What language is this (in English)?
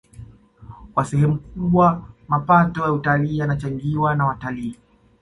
Swahili